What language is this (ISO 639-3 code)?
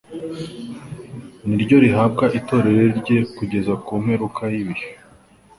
kin